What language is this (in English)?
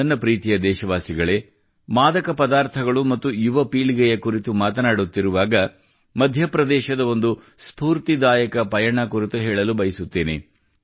Kannada